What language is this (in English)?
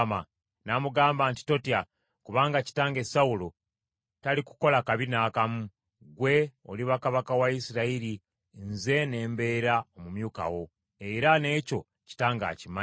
Ganda